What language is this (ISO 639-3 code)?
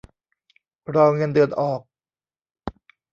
tha